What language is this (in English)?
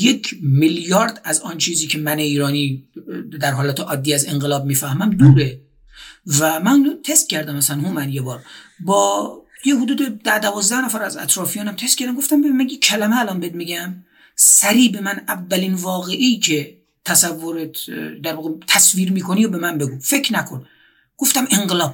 Persian